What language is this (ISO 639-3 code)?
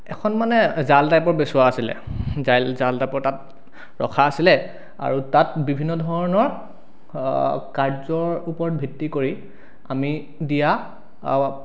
asm